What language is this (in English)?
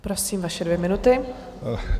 Czech